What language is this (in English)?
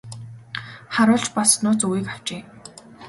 Mongolian